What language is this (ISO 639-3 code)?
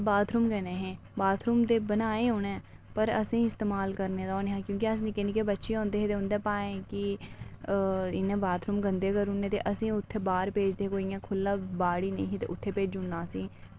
doi